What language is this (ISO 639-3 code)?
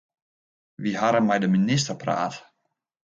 fry